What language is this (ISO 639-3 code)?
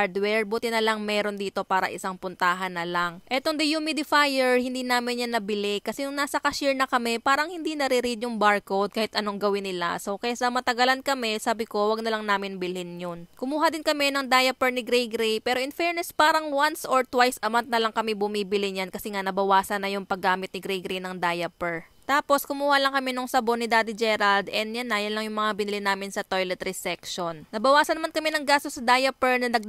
fil